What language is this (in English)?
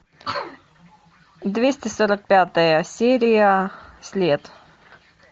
Russian